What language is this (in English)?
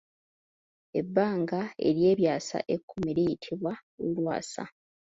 Ganda